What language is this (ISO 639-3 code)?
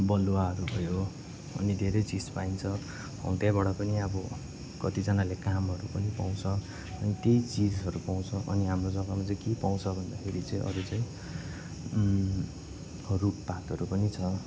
nep